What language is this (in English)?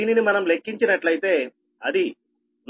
Telugu